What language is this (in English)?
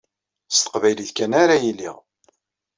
Kabyle